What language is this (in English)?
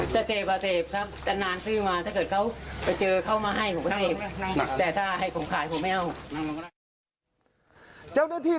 Thai